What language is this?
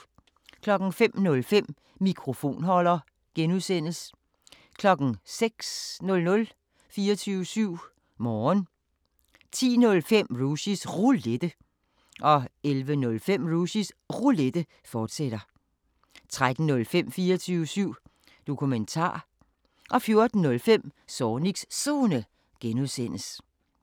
Danish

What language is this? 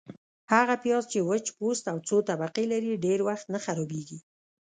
Pashto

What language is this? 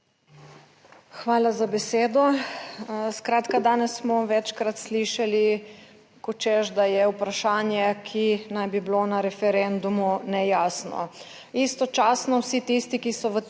Slovenian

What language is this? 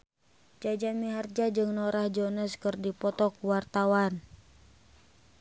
Sundanese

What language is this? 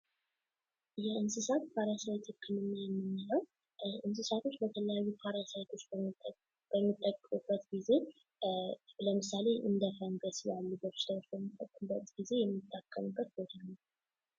Amharic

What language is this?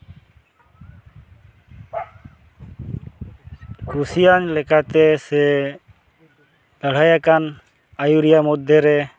Santali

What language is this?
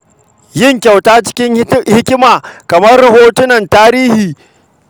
Hausa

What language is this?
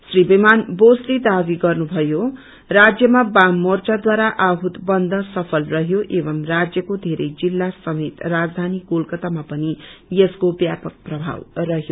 Nepali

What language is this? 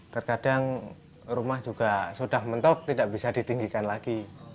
Indonesian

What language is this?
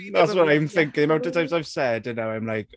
English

